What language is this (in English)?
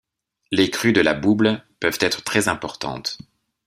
French